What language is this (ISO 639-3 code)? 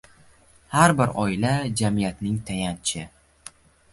uzb